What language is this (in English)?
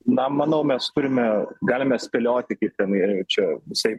Lithuanian